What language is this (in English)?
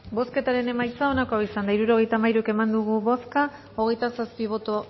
Basque